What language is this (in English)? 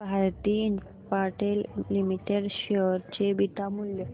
Marathi